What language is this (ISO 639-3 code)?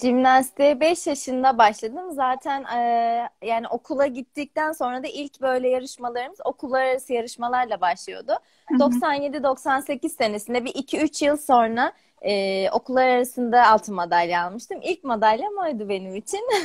tur